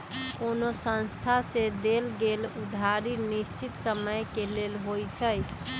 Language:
Magahi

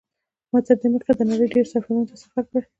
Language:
Pashto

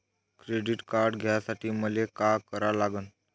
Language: Marathi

